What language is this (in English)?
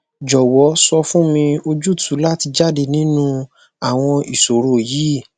Yoruba